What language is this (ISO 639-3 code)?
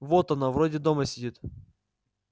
rus